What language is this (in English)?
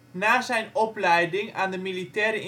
Dutch